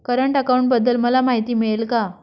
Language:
Marathi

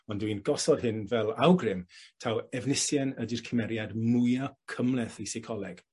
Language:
Welsh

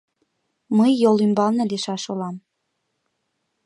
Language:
Mari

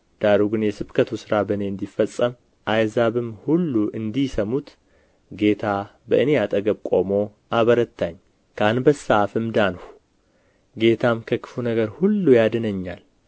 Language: Amharic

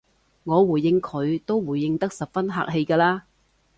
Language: Cantonese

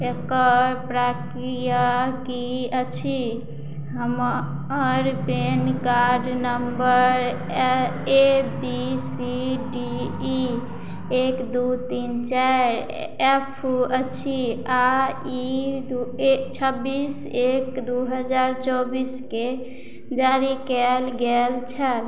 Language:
Maithili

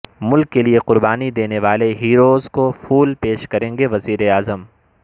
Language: Urdu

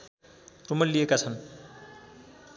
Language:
Nepali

